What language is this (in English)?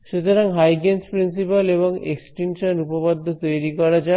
Bangla